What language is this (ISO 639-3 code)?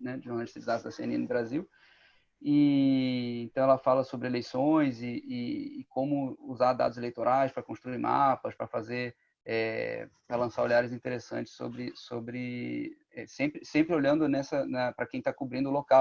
por